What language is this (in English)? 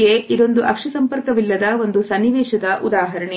Kannada